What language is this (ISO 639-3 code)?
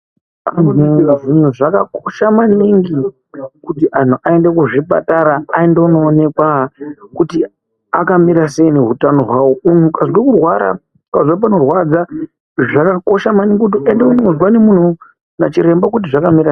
ndc